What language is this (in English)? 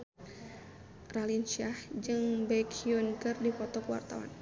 Sundanese